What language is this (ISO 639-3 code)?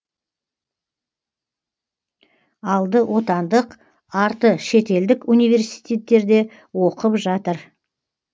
kaz